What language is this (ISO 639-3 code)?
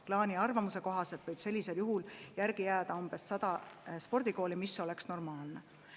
est